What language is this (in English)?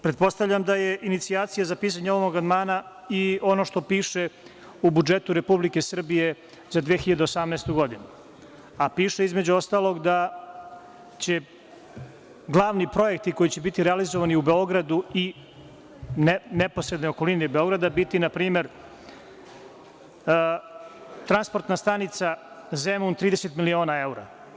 Serbian